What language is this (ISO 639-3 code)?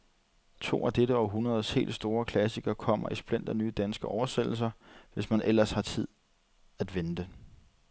dan